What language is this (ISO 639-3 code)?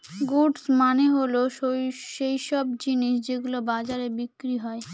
ben